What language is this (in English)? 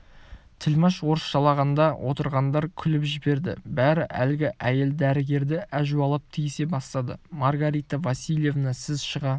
Kazakh